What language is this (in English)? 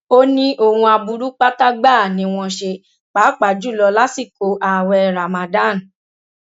Yoruba